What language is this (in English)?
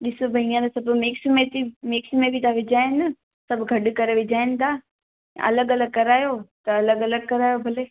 Sindhi